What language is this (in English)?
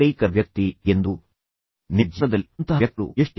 Kannada